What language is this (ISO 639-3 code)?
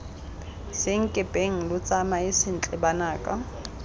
tsn